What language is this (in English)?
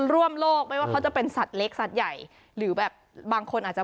Thai